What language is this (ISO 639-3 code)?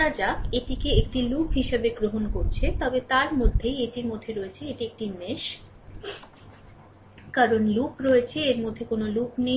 ben